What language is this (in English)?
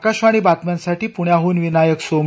Marathi